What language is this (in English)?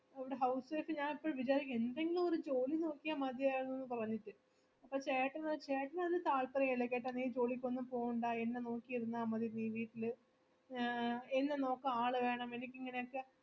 Malayalam